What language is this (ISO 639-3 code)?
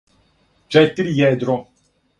srp